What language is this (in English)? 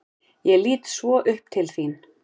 Icelandic